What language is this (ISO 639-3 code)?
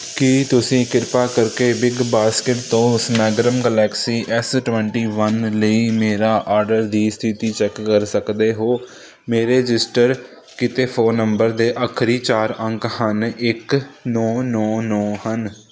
pan